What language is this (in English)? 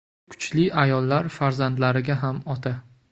Uzbek